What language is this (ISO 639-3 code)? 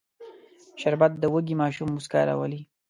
pus